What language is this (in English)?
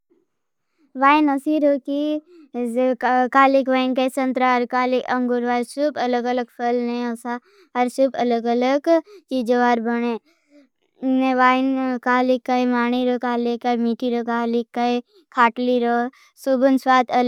Bhili